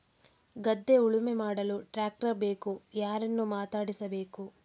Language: Kannada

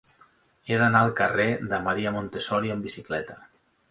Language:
Catalan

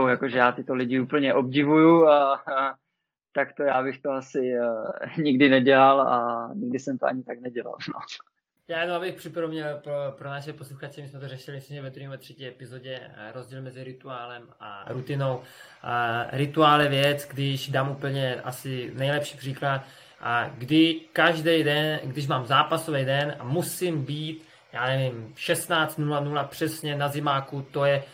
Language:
Czech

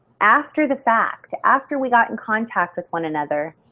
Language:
English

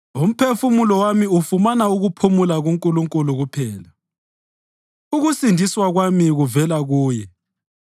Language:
North Ndebele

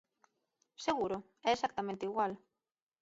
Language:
Galician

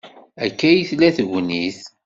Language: Kabyle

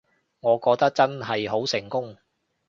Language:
Cantonese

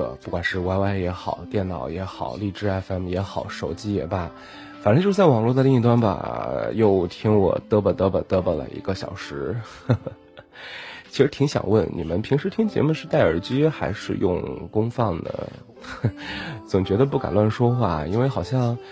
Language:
Chinese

